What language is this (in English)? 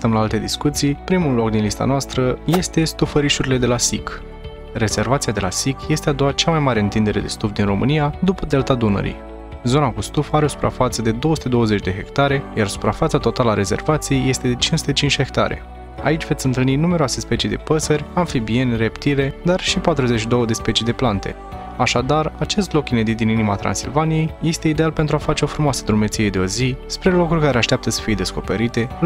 Romanian